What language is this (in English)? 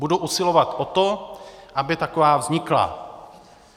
Czech